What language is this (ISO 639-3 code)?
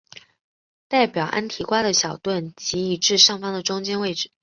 zho